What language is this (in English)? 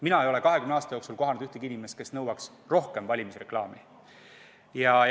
Estonian